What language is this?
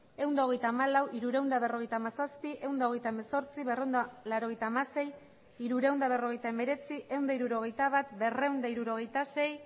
Basque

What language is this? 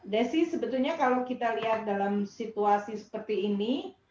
Indonesian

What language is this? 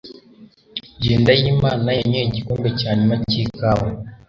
Kinyarwanda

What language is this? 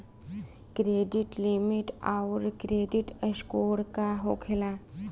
Bhojpuri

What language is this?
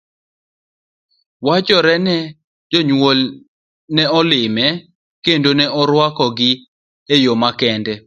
Luo (Kenya and Tanzania)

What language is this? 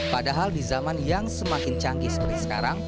Indonesian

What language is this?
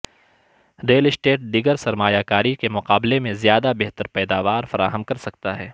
Urdu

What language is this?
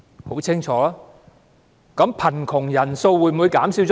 Cantonese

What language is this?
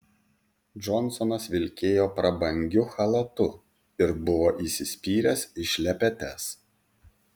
Lithuanian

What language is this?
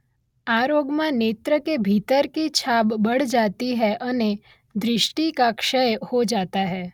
Gujarati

